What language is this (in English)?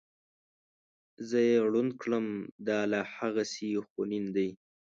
Pashto